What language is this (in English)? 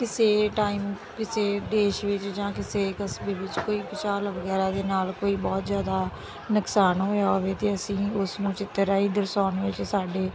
Punjabi